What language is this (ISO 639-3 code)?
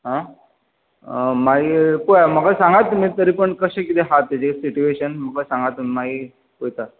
kok